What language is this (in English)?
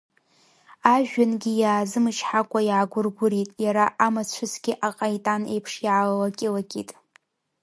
Abkhazian